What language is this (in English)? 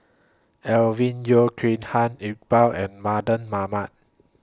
English